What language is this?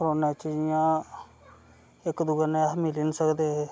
Dogri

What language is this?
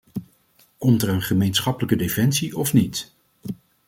Dutch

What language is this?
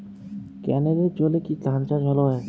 Bangla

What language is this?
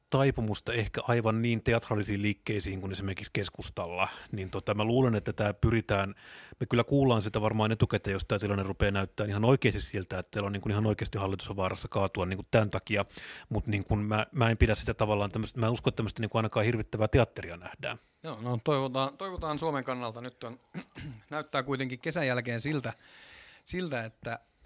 Finnish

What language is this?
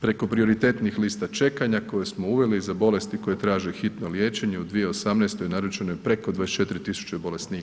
Croatian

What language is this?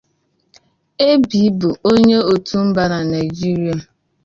Igbo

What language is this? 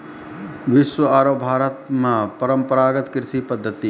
Maithili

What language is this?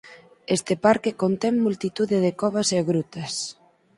Galician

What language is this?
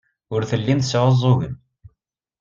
Kabyle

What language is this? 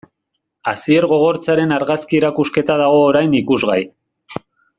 Basque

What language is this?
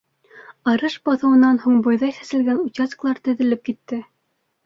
Bashkir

